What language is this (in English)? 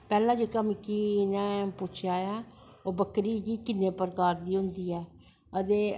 Dogri